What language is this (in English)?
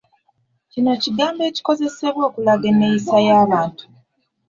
Ganda